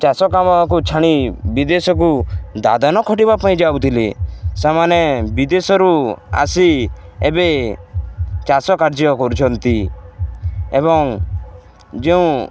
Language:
Odia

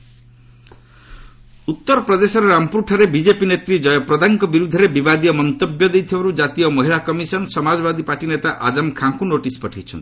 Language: Odia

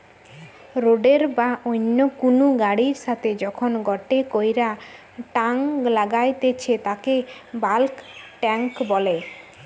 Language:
Bangla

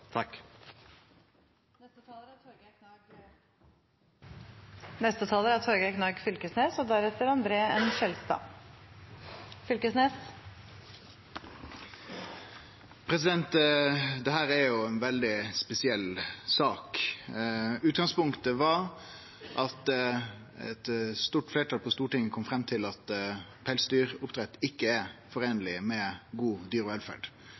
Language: Norwegian Nynorsk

